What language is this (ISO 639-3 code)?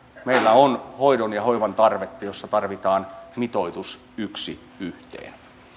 fin